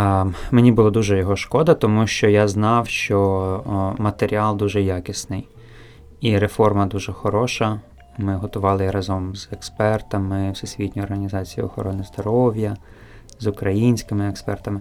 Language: Ukrainian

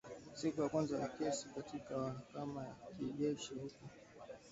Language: Swahili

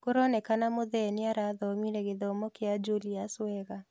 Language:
Kikuyu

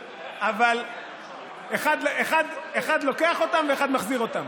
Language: Hebrew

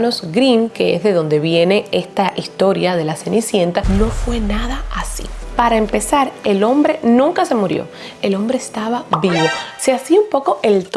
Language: Spanish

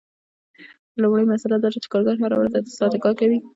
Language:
Pashto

